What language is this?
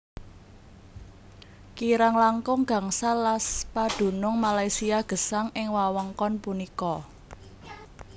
Javanese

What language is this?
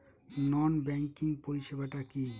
Bangla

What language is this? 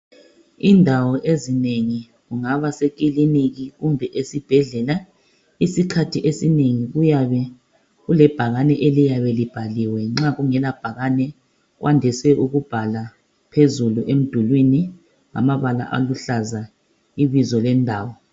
North Ndebele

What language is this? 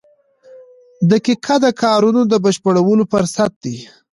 Pashto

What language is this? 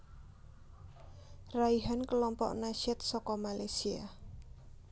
Javanese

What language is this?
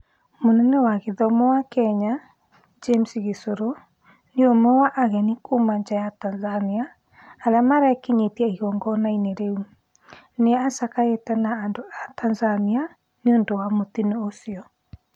Kikuyu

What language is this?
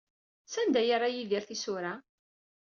Kabyle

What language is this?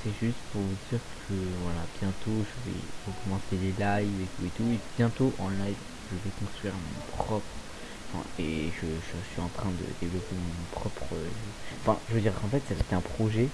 French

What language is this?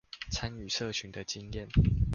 Chinese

